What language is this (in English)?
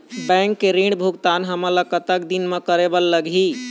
Chhattisgarhi